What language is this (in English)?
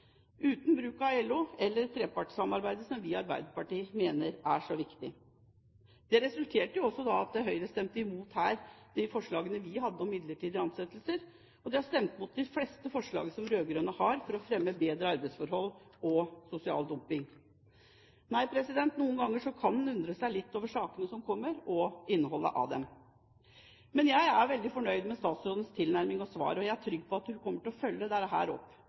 Norwegian Bokmål